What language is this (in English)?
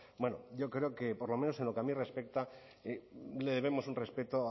Spanish